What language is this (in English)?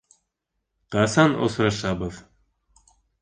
Bashkir